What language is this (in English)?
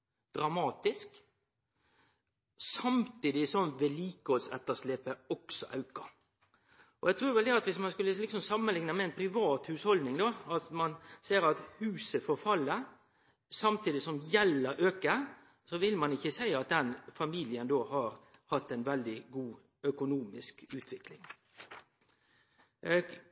Norwegian Nynorsk